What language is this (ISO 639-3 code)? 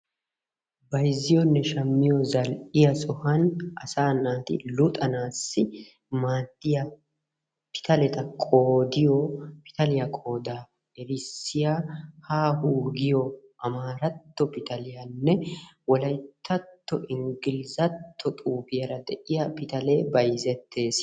wal